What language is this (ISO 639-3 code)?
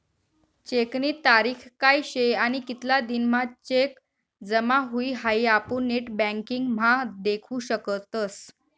mar